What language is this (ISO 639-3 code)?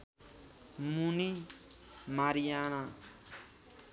nep